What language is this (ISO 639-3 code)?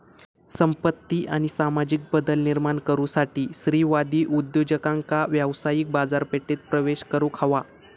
mar